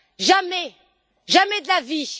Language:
French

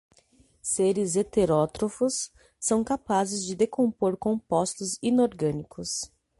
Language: Portuguese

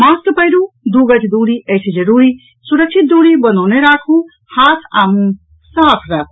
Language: Maithili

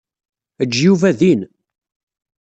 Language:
Kabyle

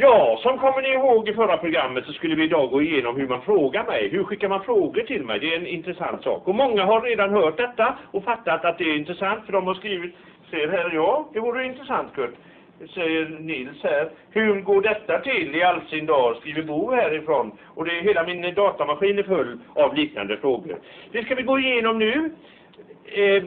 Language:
Swedish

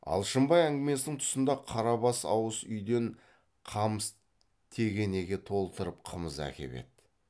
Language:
Kazakh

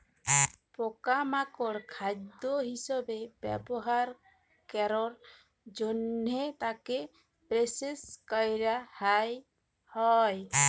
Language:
Bangla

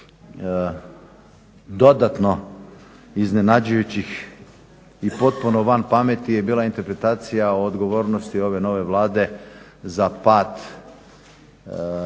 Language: Croatian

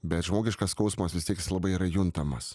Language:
Lithuanian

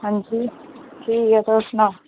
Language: Dogri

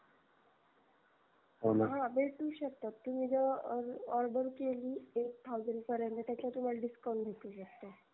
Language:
Marathi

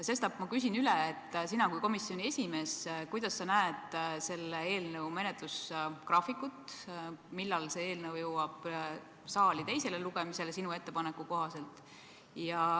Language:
Estonian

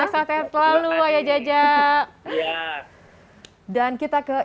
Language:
Indonesian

